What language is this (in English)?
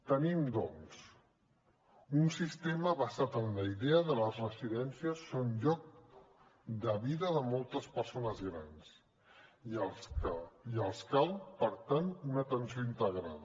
Catalan